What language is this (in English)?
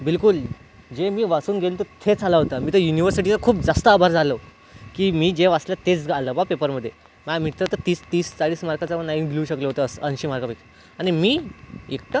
Marathi